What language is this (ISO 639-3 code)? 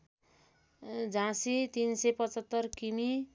nep